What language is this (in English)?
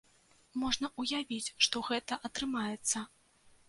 Belarusian